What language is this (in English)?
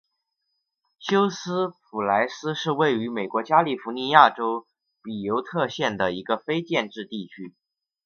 Chinese